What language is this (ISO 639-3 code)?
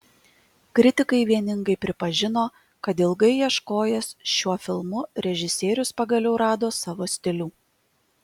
lit